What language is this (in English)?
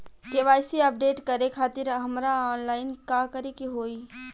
Bhojpuri